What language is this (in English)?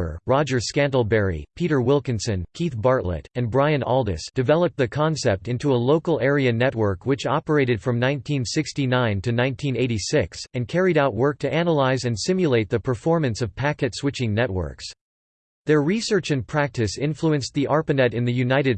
English